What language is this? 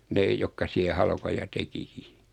Finnish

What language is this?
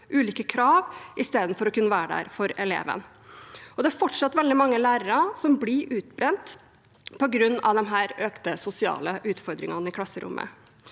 Norwegian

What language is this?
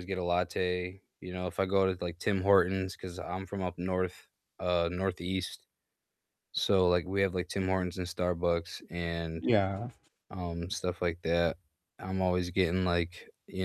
English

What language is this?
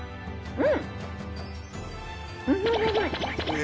Japanese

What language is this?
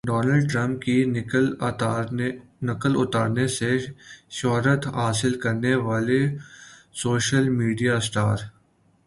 Urdu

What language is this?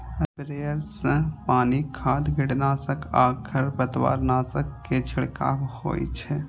Maithili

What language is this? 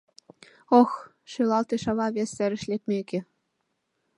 Mari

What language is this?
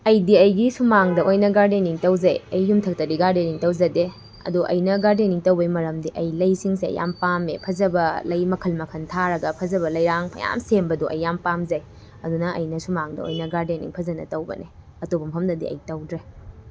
Manipuri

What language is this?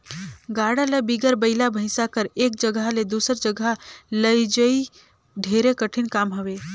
Chhattisgarhi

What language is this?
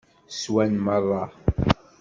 Kabyle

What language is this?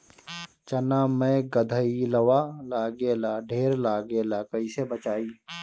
Bhojpuri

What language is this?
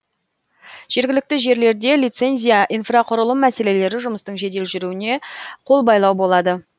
Kazakh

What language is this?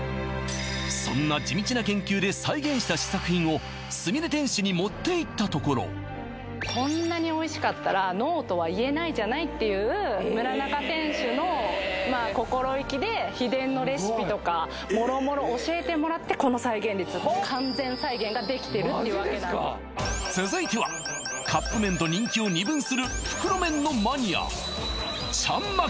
Japanese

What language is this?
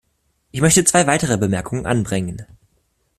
German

